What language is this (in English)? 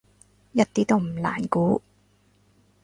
Cantonese